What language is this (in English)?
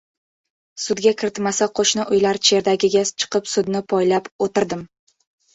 Uzbek